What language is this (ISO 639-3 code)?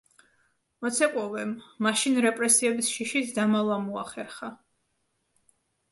kat